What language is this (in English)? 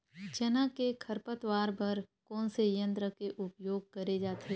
Chhattisgarhi